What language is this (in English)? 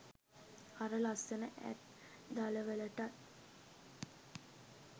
Sinhala